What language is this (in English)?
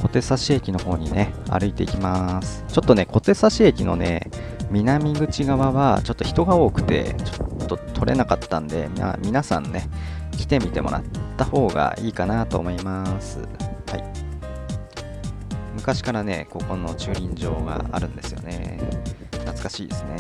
Japanese